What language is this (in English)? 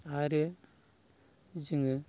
Bodo